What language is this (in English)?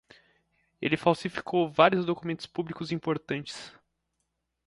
Portuguese